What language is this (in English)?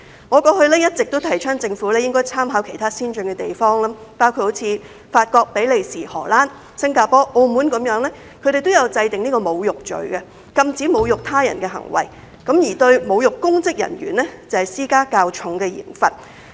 Cantonese